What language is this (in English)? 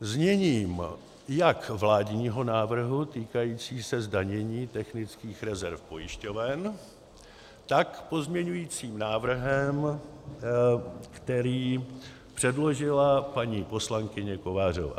Czech